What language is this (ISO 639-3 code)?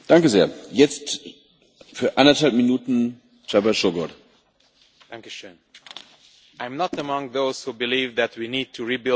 eng